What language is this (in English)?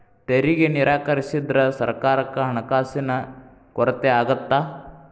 Kannada